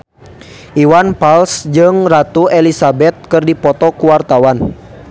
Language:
Sundanese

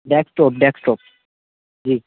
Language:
Urdu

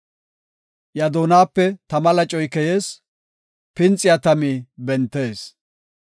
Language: Gofa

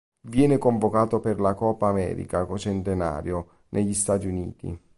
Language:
Italian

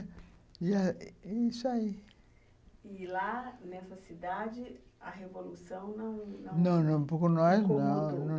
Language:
Portuguese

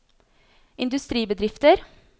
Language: Norwegian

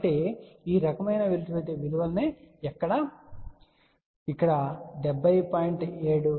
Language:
Telugu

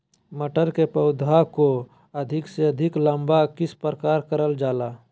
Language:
Magahi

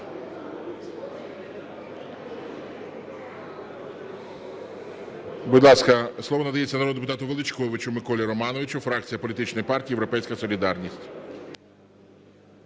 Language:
Ukrainian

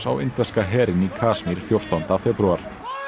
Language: Icelandic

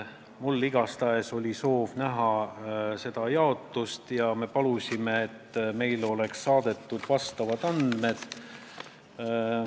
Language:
Estonian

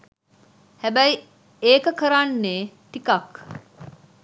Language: Sinhala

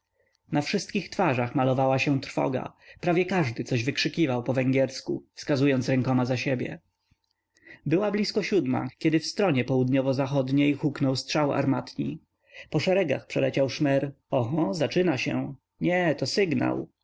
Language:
Polish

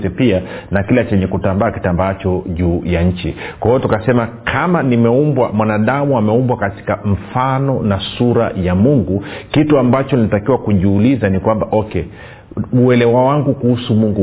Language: Swahili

